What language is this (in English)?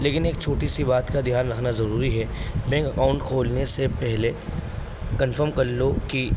Urdu